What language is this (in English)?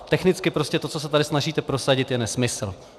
Czech